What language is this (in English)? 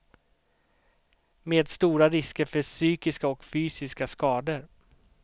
Swedish